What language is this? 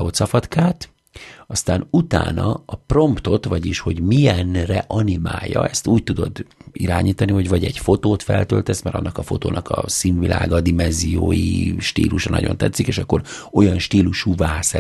Hungarian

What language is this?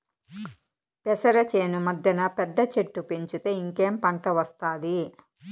Telugu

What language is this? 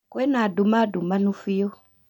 Kikuyu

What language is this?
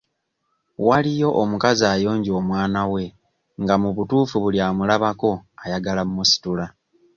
Ganda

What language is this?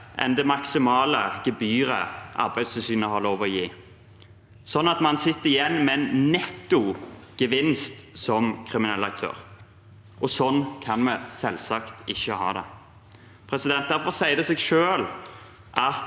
Norwegian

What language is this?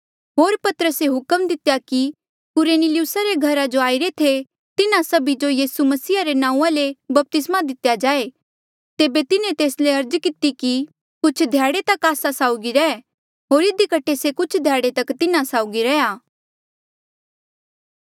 Mandeali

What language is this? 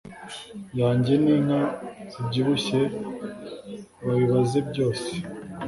Kinyarwanda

